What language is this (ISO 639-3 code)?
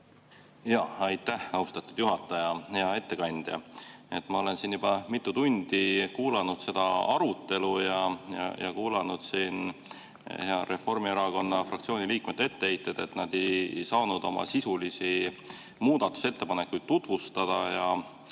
est